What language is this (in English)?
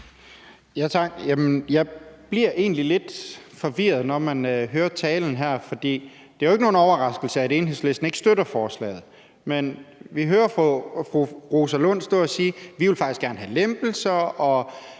Danish